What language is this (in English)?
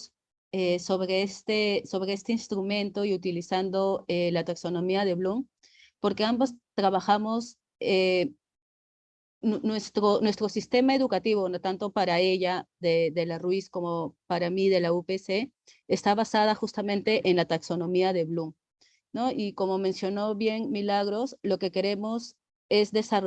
Spanish